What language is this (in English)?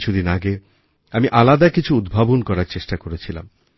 Bangla